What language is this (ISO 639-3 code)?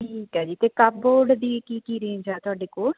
pan